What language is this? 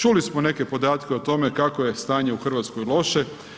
Croatian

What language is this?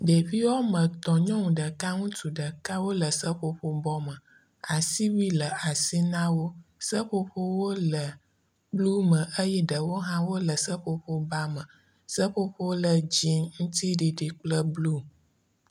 Ewe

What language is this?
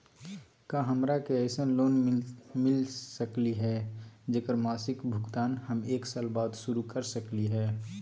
Magahi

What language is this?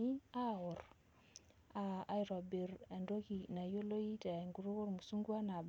Masai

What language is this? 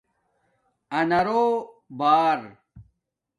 Domaaki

